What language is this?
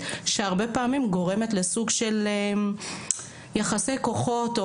Hebrew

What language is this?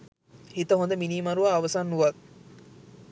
Sinhala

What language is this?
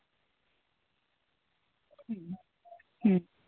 Santali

